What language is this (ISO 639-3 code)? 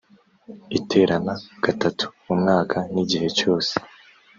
kin